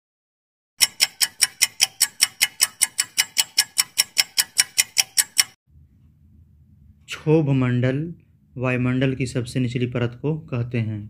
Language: Hindi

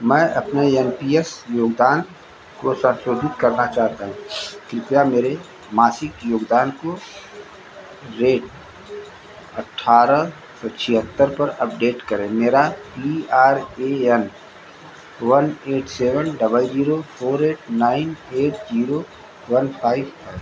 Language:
Hindi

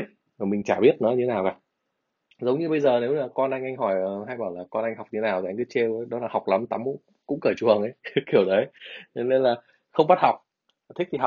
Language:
Vietnamese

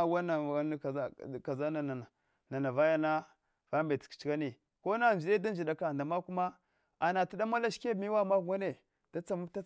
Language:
Hwana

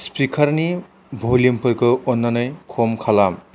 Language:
Bodo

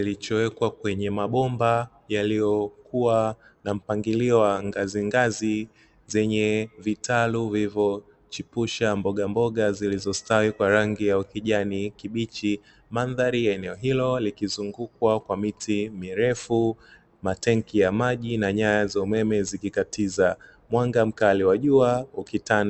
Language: Swahili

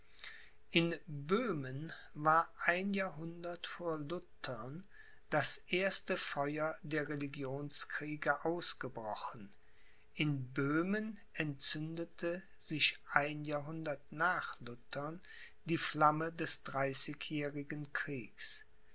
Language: German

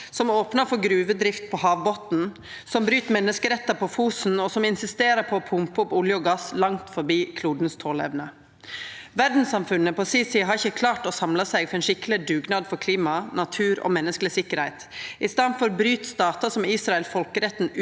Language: Norwegian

